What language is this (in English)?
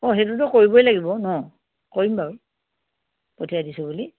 Assamese